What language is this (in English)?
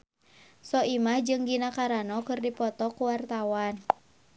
Sundanese